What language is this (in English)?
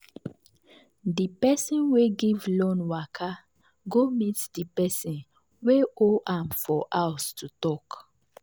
Nigerian Pidgin